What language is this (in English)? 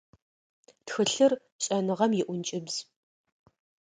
Adyghe